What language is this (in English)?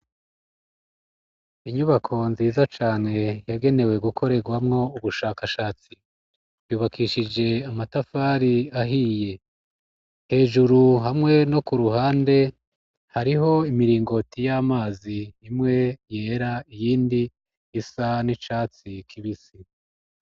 Rundi